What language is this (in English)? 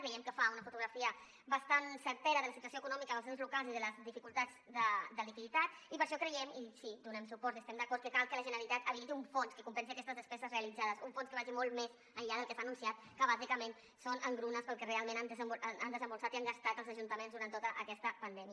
Catalan